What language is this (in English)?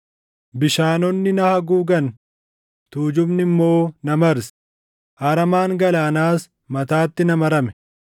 Oromo